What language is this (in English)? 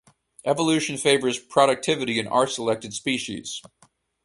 English